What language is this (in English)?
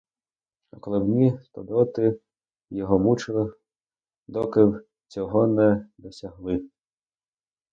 Ukrainian